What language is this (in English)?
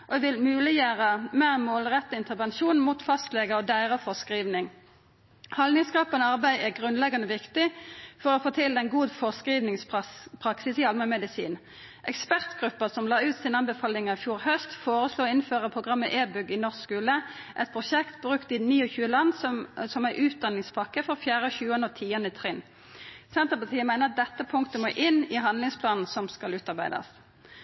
Norwegian Nynorsk